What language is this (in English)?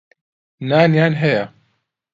Central Kurdish